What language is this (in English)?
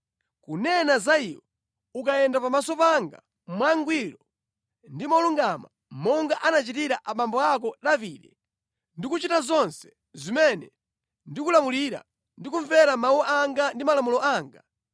Nyanja